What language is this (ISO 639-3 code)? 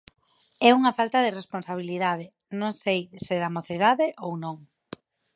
glg